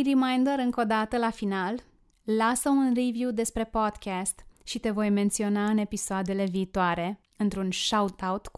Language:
Romanian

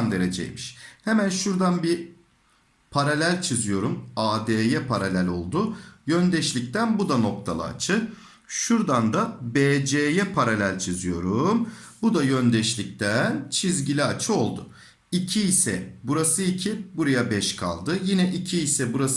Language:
Turkish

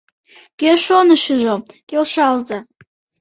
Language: Mari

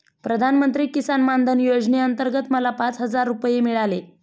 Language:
Marathi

